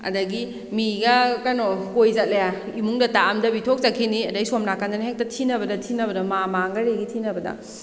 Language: Manipuri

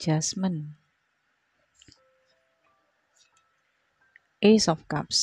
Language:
Indonesian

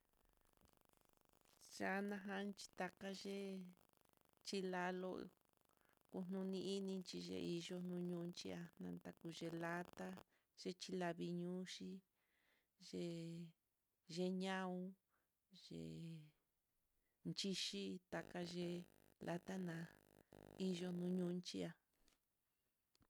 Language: Mitlatongo Mixtec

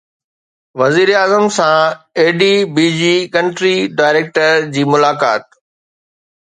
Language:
Sindhi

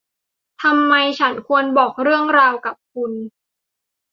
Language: Thai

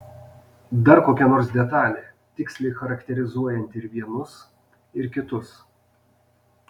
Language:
Lithuanian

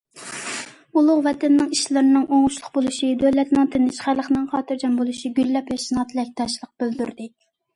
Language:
Uyghur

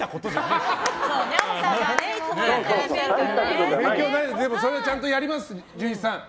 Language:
Japanese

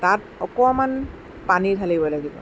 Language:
Assamese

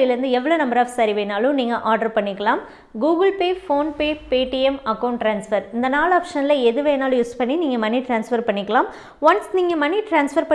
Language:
English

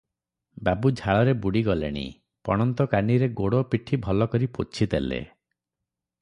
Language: Odia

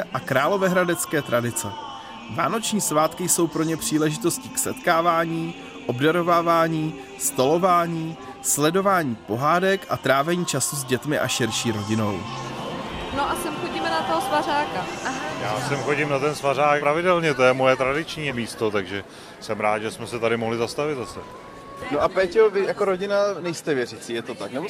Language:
Czech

